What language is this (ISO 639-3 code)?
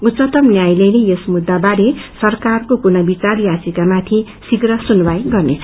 nep